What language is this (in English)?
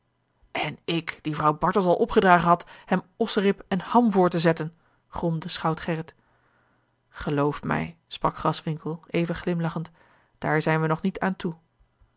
Dutch